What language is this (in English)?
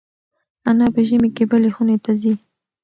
Pashto